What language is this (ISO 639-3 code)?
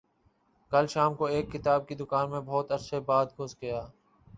urd